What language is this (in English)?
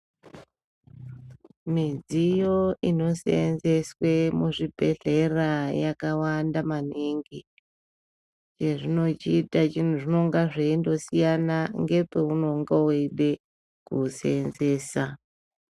Ndau